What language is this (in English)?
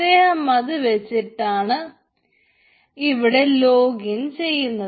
Malayalam